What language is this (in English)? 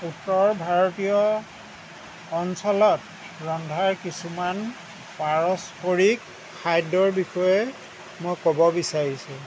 Assamese